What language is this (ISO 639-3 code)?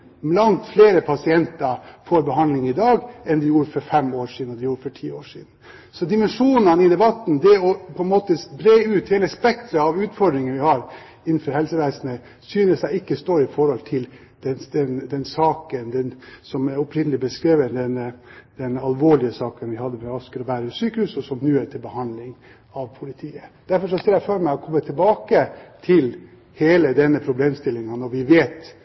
nob